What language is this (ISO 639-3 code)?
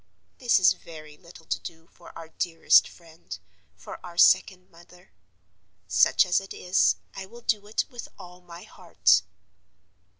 eng